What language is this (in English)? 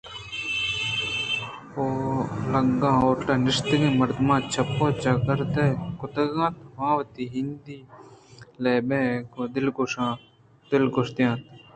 Eastern Balochi